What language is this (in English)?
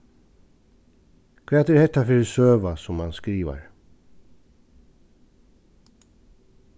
Faroese